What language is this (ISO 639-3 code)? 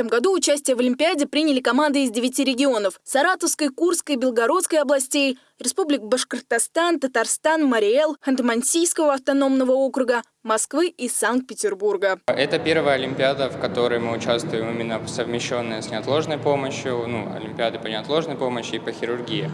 rus